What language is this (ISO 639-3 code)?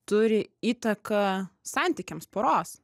lit